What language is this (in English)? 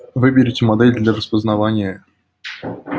Russian